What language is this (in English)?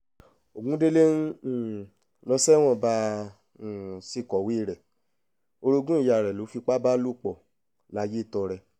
Yoruba